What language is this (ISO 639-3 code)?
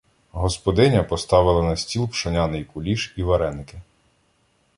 ukr